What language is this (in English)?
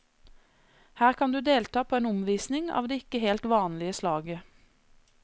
Norwegian